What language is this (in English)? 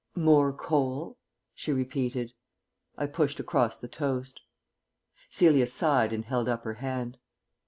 English